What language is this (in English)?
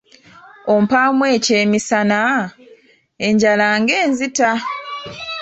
Ganda